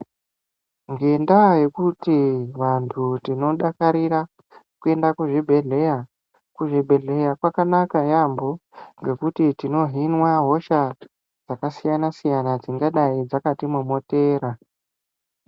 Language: Ndau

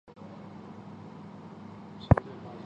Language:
Chinese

